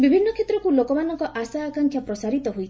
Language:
Odia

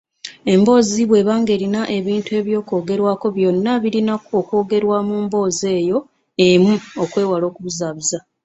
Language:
Ganda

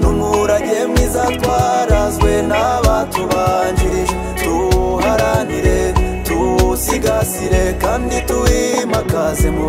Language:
Romanian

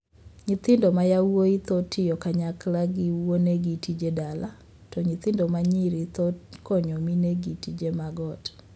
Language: Luo (Kenya and Tanzania)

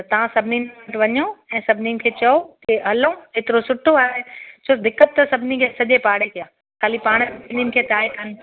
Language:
Sindhi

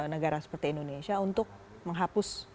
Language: Indonesian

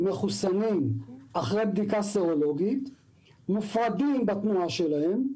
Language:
Hebrew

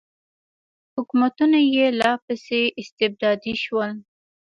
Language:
Pashto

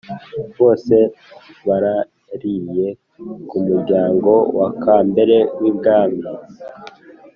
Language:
Kinyarwanda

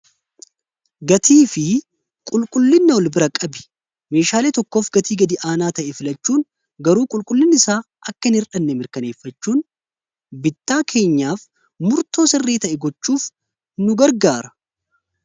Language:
Oromo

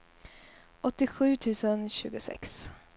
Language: Swedish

